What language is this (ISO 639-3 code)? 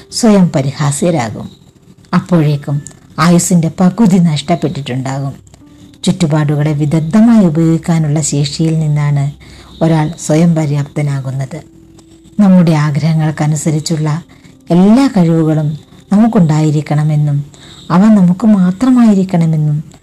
mal